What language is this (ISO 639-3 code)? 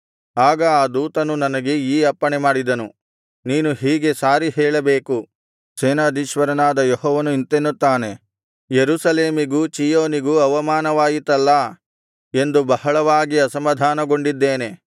kan